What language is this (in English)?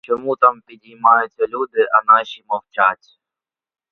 Ukrainian